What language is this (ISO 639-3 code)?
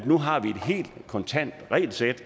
dan